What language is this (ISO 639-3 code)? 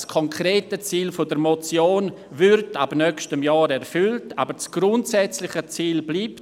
gsw